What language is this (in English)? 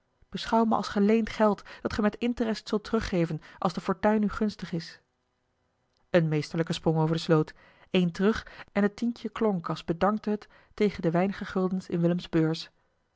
Dutch